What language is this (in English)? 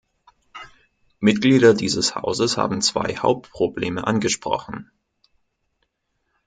German